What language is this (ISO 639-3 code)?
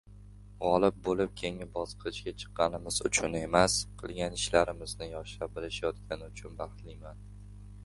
uzb